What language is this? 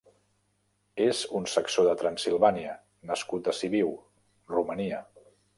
Catalan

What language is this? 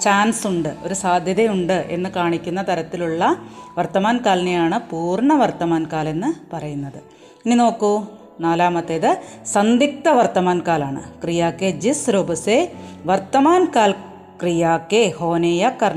Malayalam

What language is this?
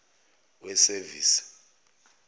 Zulu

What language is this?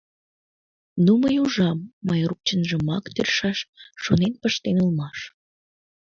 Mari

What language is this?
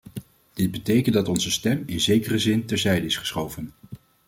Dutch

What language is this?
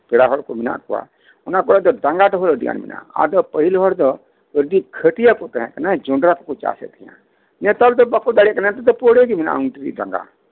Santali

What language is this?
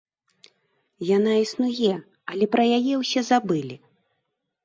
Belarusian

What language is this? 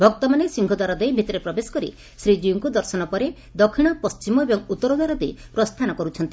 Odia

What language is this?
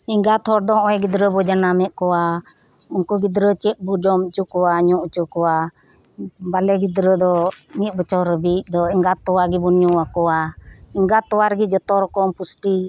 Santali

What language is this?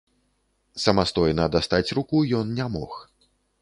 Belarusian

